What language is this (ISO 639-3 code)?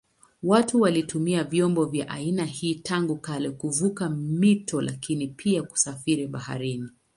swa